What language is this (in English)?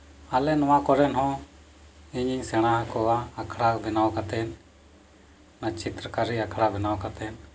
Santali